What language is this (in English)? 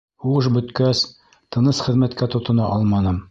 Bashkir